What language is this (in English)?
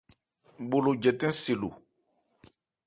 Ebrié